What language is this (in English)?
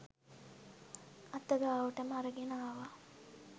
Sinhala